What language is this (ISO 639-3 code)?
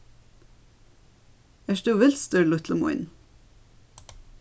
fao